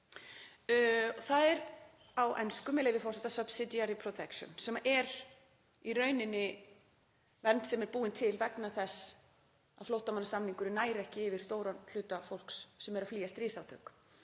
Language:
Icelandic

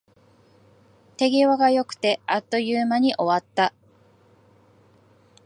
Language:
Japanese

